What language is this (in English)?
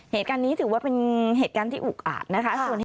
Thai